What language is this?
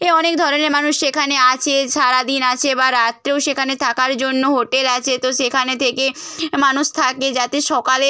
Bangla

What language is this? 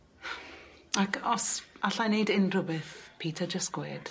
Welsh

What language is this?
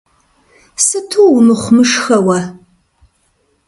Kabardian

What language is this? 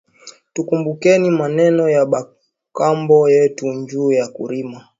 Swahili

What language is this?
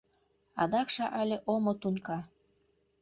Mari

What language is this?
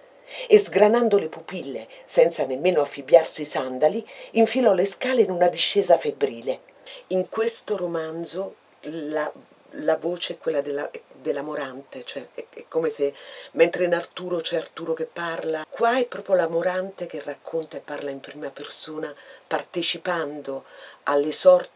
Italian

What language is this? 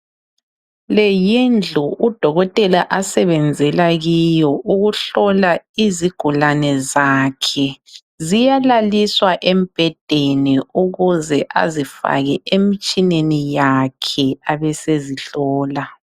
North Ndebele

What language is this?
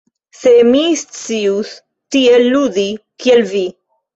Esperanto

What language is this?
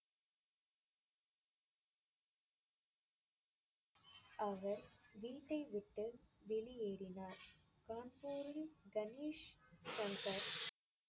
Tamil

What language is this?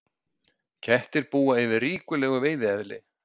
Icelandic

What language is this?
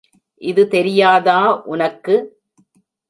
Tamil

